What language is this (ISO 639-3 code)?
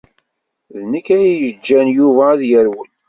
kab